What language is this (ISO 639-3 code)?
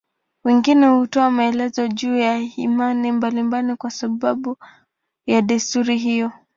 swa